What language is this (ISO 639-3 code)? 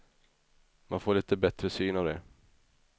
swe